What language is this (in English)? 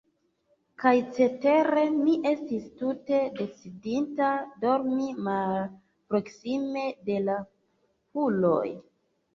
Esperanto